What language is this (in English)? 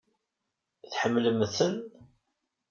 Kabyle